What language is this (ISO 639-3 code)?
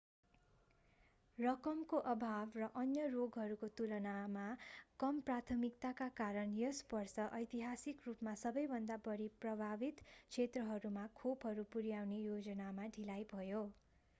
nep